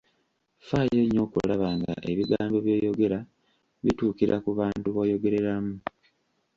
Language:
Ganda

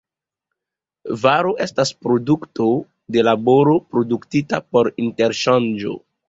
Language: Esperanto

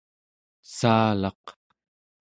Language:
Central Yupik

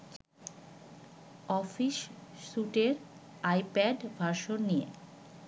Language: Bangla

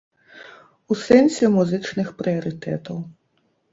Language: Belarusian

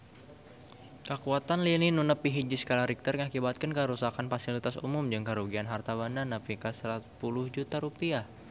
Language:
Sundanese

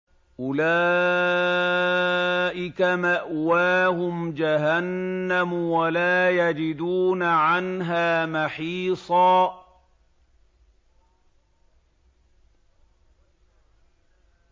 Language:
Arabic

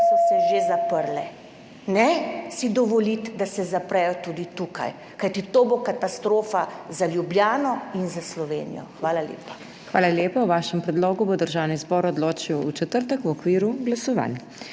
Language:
Slovenian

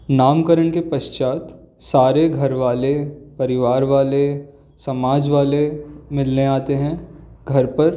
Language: Hindi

